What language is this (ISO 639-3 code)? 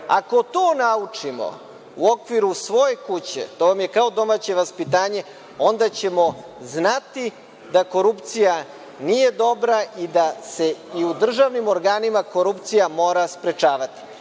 srp